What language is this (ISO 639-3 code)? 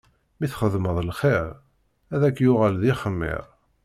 kab